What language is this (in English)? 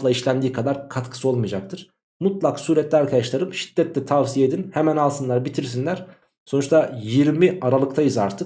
Turkish